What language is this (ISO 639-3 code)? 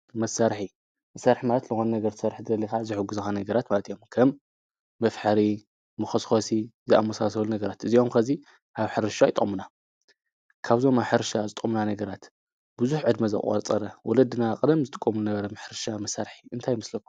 tir